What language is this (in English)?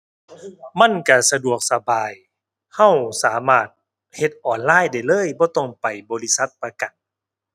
Thai